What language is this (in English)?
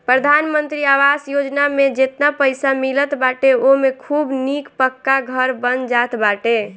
Bhojpuri